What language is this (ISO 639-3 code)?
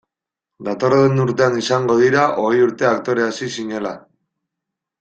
eus